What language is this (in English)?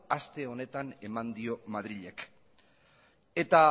Basque